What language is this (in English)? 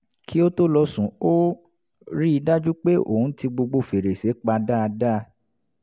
Yoruba